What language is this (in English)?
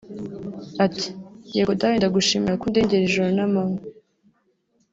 Kinyarwanda